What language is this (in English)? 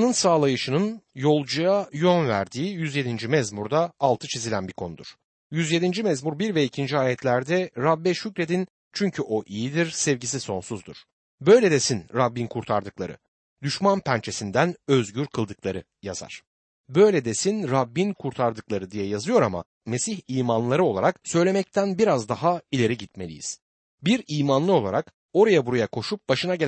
Turkish